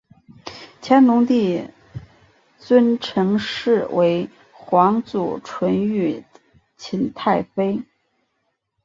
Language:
Chinese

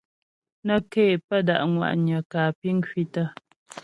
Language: Ghomala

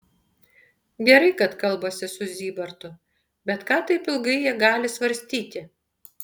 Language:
Lithuanian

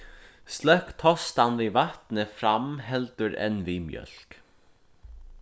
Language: Faroese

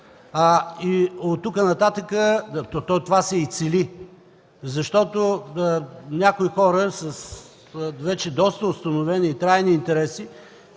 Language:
Bulgarian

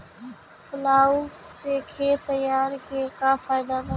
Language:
Bhojpuri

